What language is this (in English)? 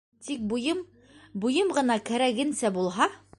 Bashkir